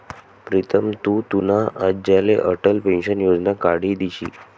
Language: Marathi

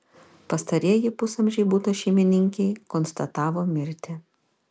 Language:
Lithuanian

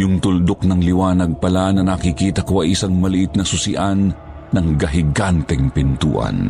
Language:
Filipino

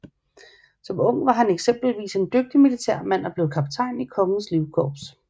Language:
Danish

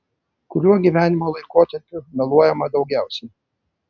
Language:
Lithuanian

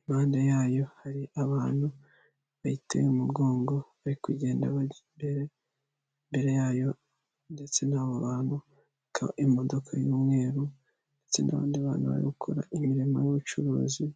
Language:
Kinyarwanda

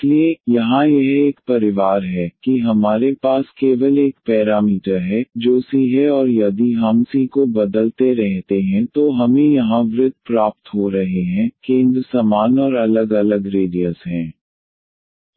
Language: Hindi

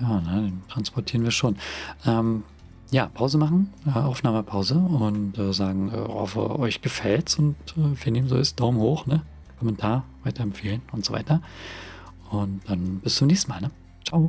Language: German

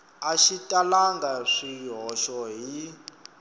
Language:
Tsonga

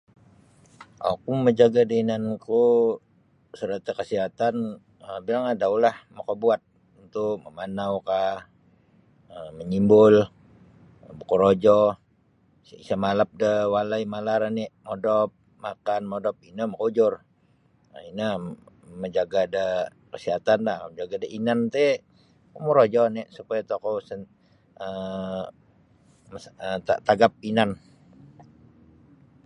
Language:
Sabah Bisaya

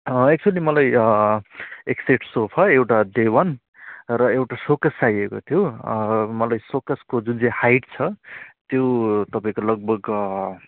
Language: Nepali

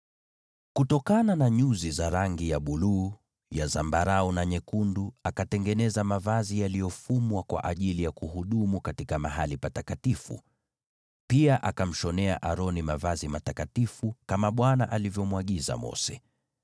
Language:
Swahili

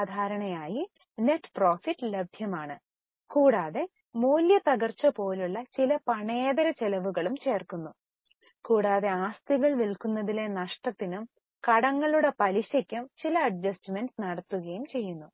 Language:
Malayalam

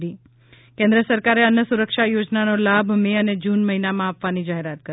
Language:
Gujarati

